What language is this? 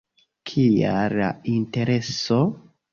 Esperanto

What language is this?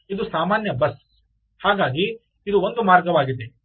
Kannada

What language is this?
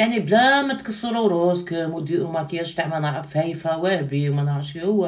Arabic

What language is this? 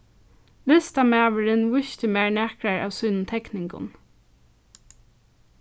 Faroese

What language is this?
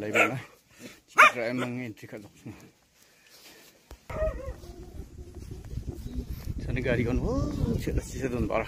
Indonesian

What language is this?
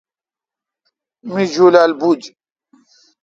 Kalkoti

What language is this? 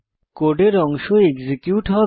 Bangla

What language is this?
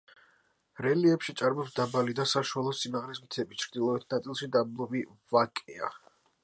Georgian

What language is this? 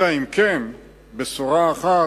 Hebrew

